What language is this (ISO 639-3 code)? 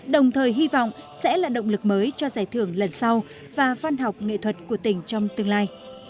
vie